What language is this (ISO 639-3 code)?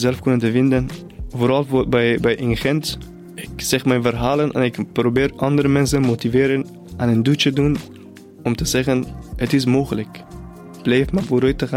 nld